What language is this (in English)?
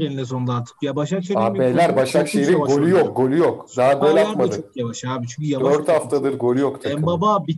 Turkish